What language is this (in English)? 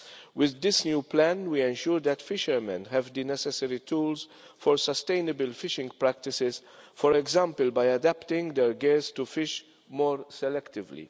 English